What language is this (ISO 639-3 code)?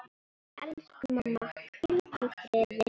isl